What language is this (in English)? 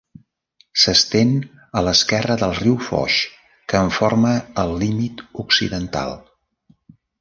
Catalan